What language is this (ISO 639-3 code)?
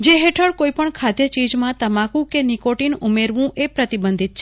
guj